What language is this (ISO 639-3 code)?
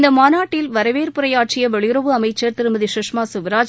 tam